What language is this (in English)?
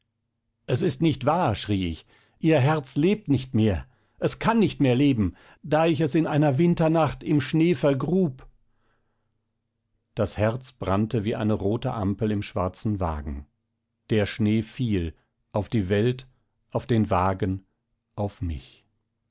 German